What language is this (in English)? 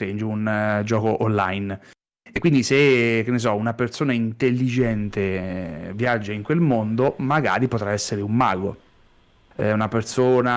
Italian